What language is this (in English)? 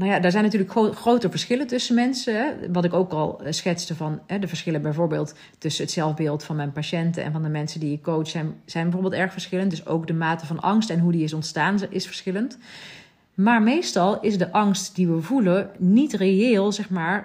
Dutch